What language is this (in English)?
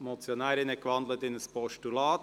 Swiss German